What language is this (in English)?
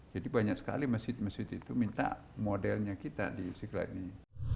Indonesian